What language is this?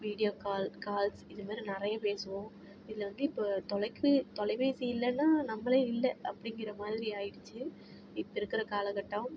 Tamil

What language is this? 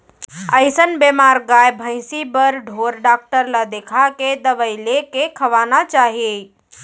Chhattisgarhi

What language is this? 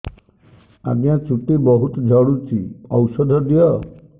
Odia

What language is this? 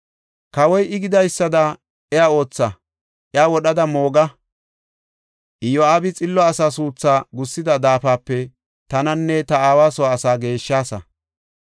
Gofa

